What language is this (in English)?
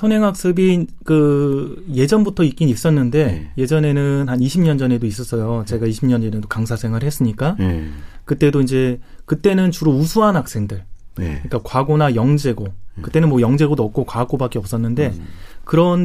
Korean